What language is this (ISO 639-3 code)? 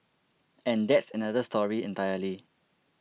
eng